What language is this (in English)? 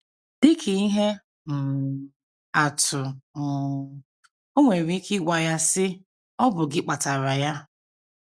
Igbo